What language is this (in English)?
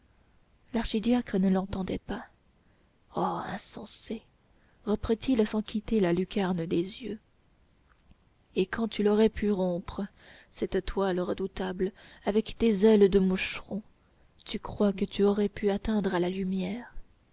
French